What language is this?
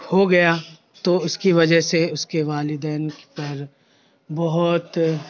Urdu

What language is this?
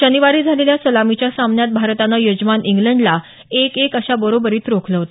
Marathi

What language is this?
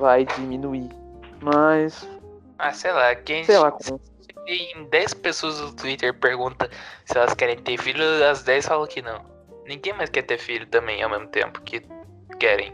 Portuguese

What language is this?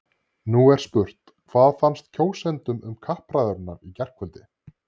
Icelandic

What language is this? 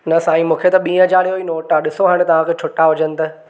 Sindhi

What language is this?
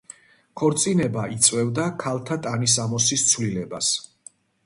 Georgian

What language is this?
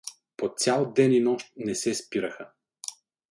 Bulgarian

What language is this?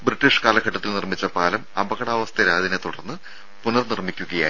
Malayalam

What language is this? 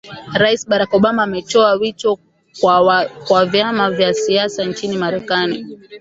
Swahili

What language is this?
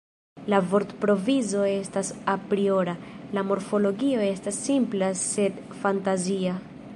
Esperanto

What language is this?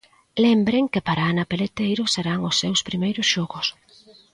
Galician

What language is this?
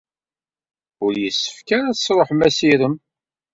Kabyle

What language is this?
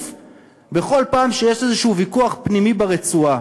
Hebrew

